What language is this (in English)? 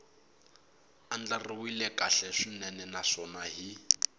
Tsonga